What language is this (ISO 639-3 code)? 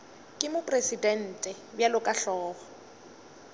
nso